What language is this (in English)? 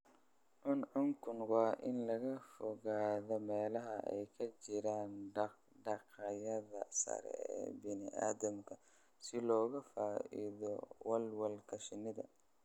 Somali